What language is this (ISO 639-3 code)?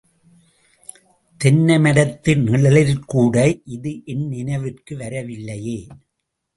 tam